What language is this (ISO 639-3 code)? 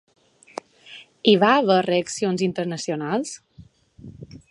cat